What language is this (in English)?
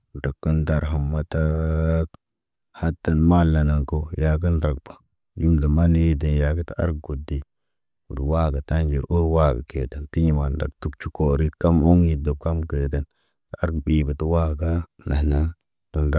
Naba